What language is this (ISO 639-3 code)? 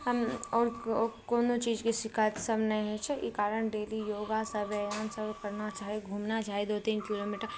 mai